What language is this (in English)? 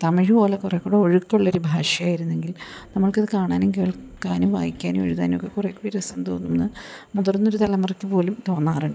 Malayalam